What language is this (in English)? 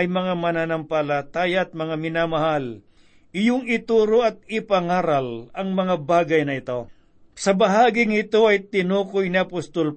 Filipino